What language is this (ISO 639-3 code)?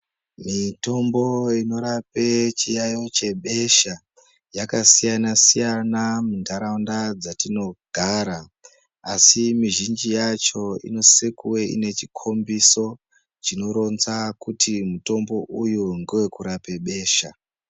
ndc